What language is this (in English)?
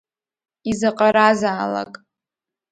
Abkhazian